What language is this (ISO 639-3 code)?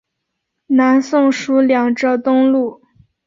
zho